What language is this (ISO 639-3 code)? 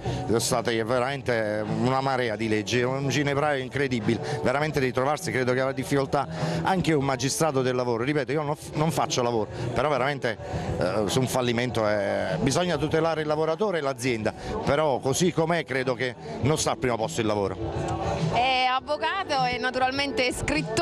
ita